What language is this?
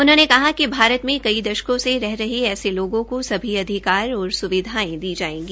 Hindi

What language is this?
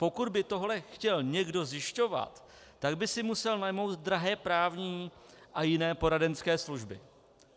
Czech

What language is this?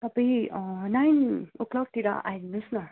Nepali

